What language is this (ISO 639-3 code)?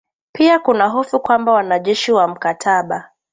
swa